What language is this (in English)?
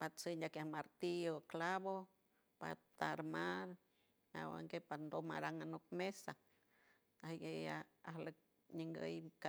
San Francisco Del Mar Huave